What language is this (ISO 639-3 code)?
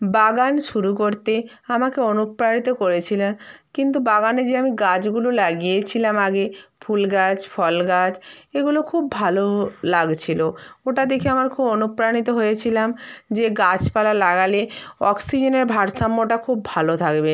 ben